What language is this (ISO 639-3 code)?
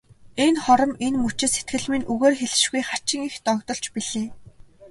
mon